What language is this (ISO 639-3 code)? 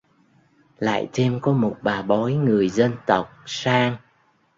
vie